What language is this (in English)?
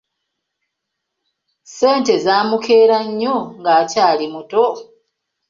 Ganda